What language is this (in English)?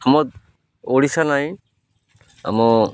Odia